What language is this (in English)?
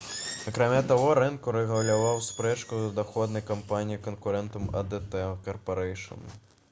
Belarusian